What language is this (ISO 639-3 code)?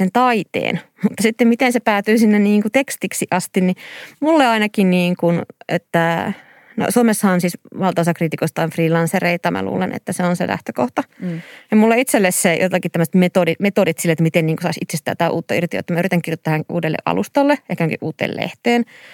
fin